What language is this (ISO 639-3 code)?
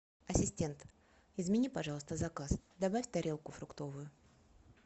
rus